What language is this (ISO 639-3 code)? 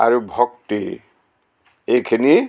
asm